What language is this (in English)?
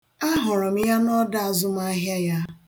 Igbo